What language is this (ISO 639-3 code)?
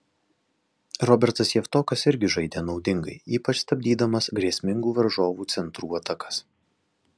lit